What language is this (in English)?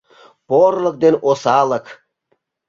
Mari